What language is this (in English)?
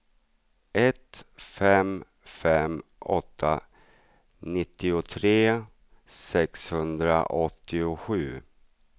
Swedish